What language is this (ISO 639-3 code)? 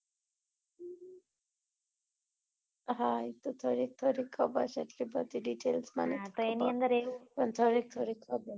guj